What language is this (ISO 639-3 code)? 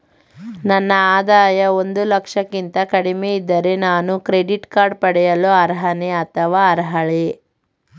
kan